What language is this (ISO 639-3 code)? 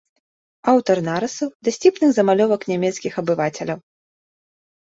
bel